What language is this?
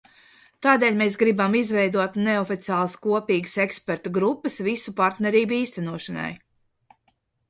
Latvian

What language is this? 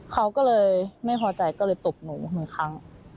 Thai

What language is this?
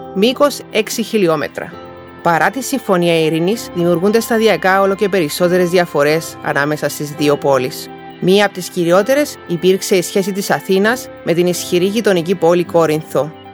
Greek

